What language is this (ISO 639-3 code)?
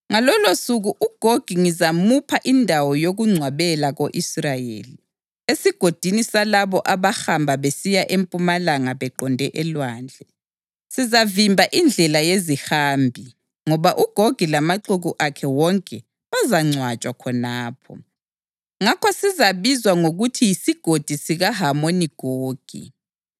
nde